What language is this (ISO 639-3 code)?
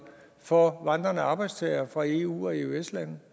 dan